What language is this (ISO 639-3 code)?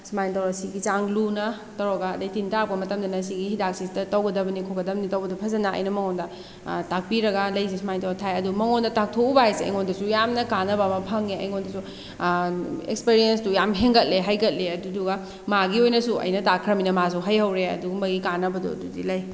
mni